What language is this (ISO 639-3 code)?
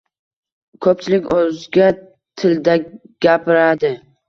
uzb